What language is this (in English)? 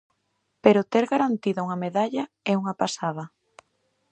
Galician